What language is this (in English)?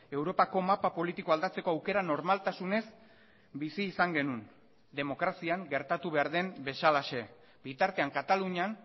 Basque